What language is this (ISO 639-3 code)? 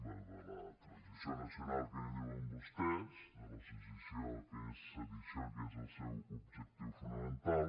cat